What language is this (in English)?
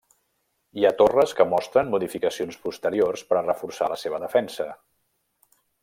Catalan